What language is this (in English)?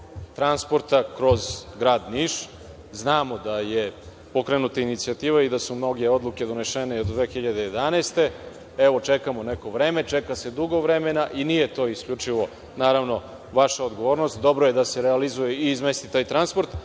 Serbian